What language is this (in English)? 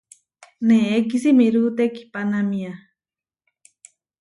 Huarijio